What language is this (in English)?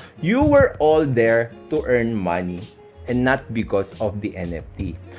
Filipino